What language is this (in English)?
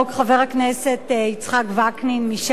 Hebrew